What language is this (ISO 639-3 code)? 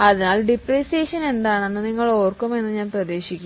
mal